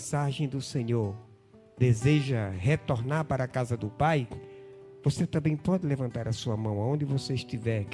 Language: Portuguese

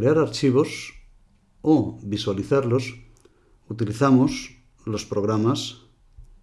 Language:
Spanish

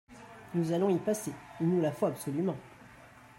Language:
French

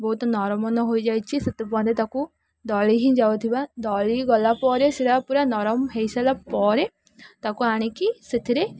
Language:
Odia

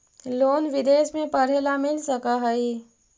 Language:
Magahi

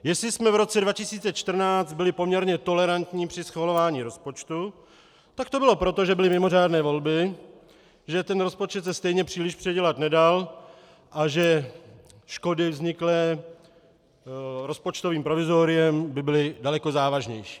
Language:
Czech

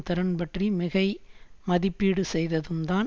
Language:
Tamil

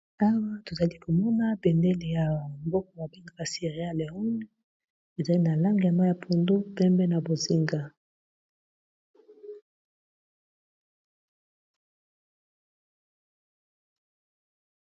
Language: Lingala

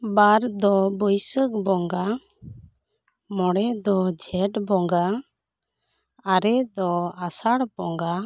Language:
Santali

